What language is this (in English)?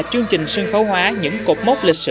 Vietnamese